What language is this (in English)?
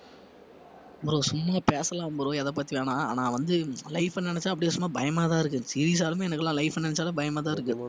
Tamil